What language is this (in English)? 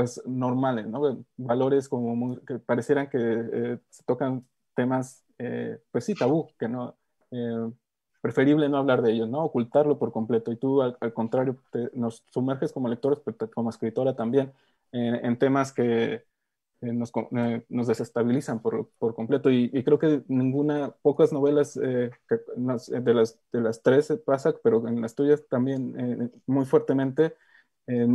Spanish